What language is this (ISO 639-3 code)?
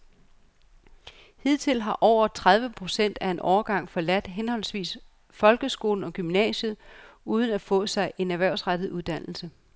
dan